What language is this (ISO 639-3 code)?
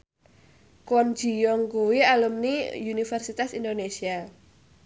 jav